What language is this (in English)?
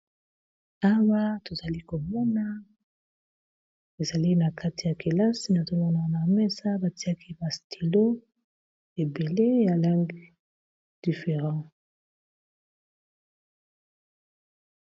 Lingala